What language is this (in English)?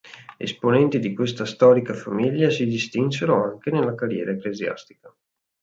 Italian